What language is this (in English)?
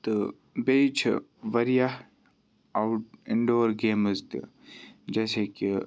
Kashmiri